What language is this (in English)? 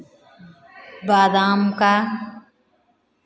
Hindi